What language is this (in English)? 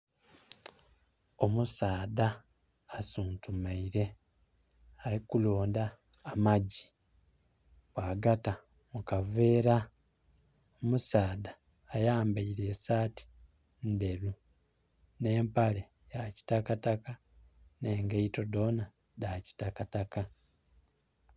Soga